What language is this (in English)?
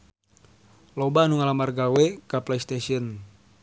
Sundanese